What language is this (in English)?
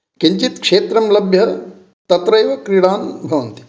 Sanskrit